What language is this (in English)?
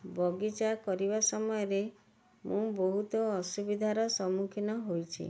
Odia